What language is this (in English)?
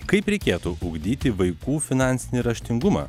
Lithuanian